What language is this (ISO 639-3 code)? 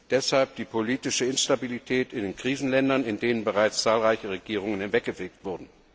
deu